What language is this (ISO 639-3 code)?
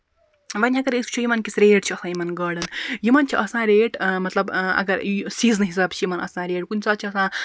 kas